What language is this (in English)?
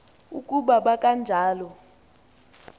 Xhosa